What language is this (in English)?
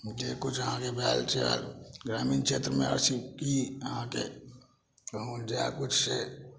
Maithili